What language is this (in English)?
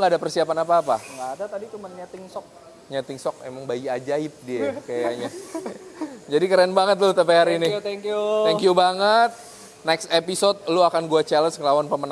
Indonesian